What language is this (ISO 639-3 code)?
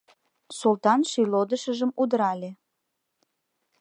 chm